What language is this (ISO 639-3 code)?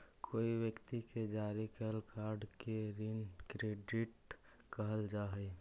mag